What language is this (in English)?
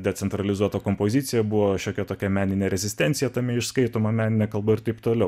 Lithuanian